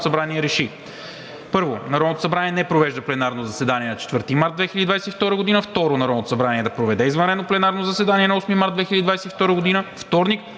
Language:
Bulgarian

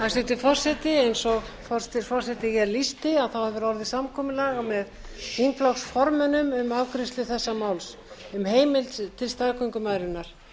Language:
Icelandic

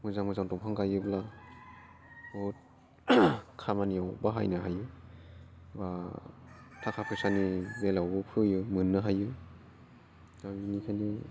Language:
Bodo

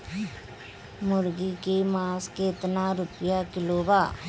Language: Bhojpuri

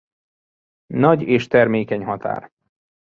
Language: Hungarian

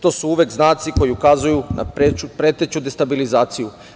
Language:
Serbian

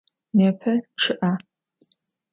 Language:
Adyghe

